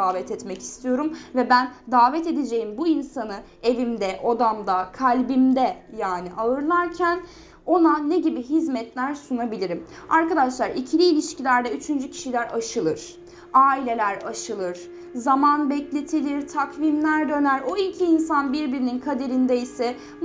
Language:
Turkish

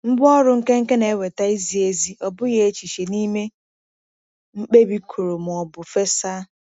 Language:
Igbo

